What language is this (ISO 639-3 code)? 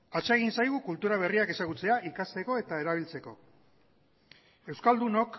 eus